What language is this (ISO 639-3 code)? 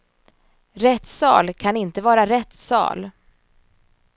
swe